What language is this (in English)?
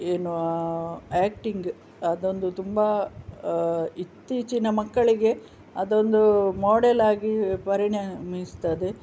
Kannada